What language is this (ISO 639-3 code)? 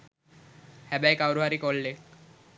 sin